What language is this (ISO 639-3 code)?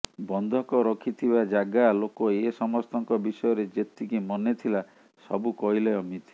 ori